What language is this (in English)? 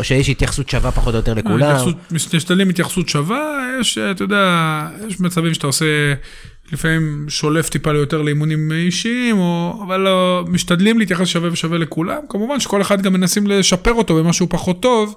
Hebrew